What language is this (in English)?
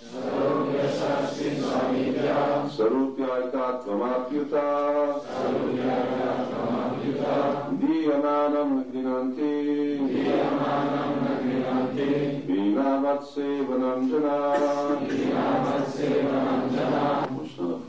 Hungarian